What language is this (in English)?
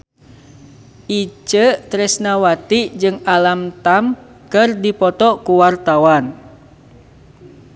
Sundanese